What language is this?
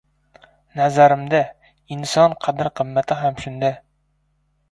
Uzbek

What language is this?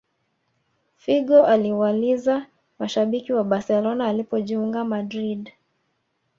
Swahili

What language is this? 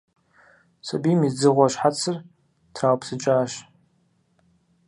Kabardian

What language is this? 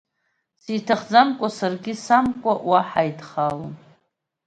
Abkhazian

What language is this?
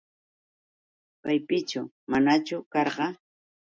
Yauyos Quechua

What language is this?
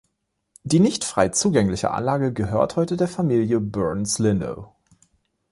German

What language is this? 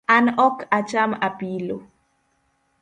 Luo (Kenya and Tanzania)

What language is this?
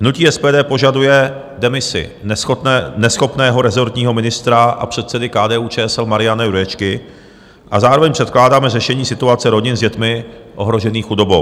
Czech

